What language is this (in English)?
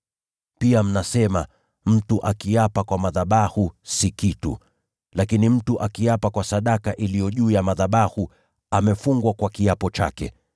Swahili